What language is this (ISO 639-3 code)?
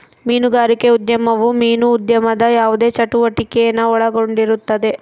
kan